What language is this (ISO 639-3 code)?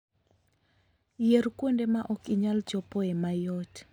luo